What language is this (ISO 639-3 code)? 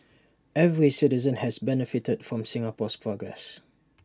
eng